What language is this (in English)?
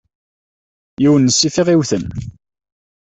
Kabyle